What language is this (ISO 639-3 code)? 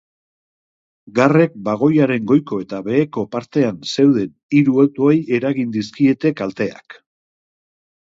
eus